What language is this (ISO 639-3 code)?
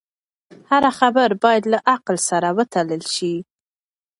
pus